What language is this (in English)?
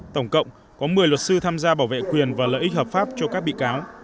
Vietnamese